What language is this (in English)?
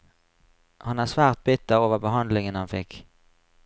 Norwegian